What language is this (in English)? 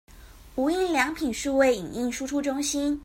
Chinese